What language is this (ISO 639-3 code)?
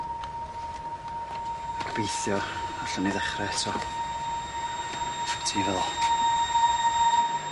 cym